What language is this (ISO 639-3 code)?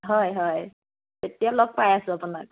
asm